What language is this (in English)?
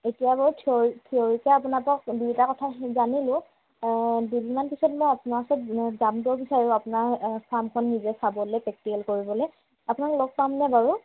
Assamese